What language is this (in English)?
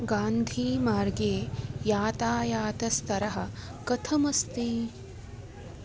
Sanskrit